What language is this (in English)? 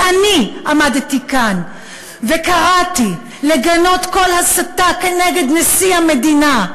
Hebrew